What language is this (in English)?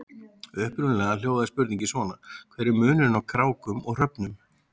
Icelandic